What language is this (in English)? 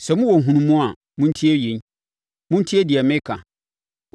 Akan